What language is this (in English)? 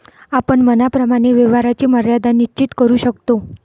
Marathi